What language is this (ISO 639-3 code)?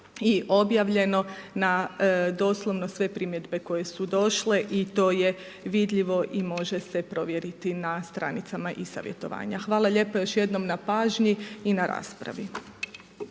hrv